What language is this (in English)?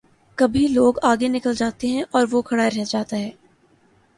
Urdu